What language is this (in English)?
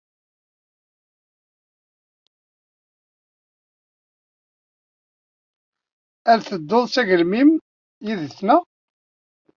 Kabyle